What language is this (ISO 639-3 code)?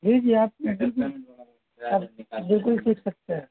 urd